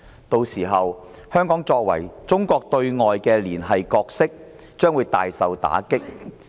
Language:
Cantonese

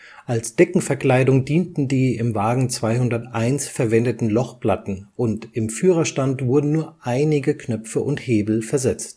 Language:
German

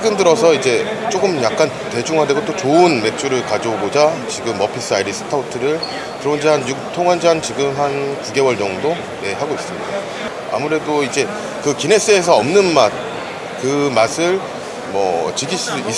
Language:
Korean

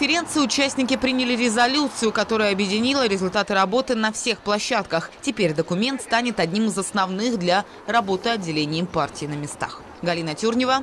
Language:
Russian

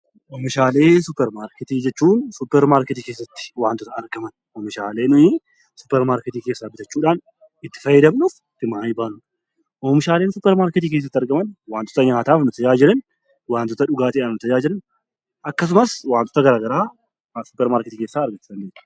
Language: Oromo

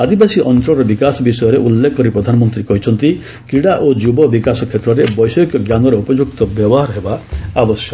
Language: Odia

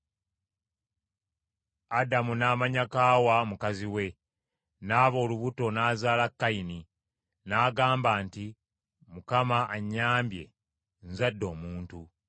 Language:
Ganda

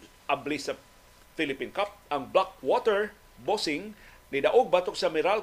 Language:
Filipino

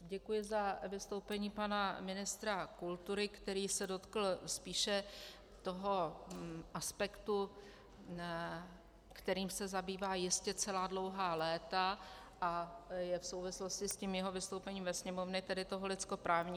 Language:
Czech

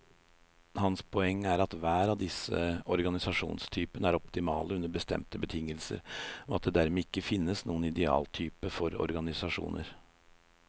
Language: Norwegian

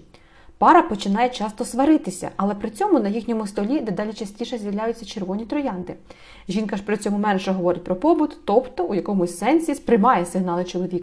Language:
Ukrainian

